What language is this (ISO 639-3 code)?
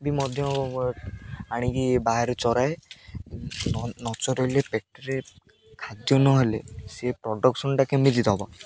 ori